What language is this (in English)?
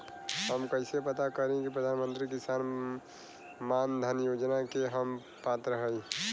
Bhojpuri